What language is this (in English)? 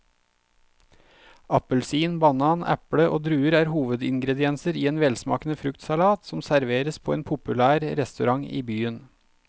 Norwegian